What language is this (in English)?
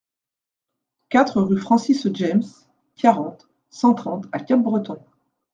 French